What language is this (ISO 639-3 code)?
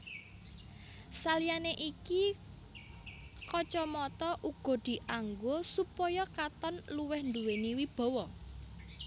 jav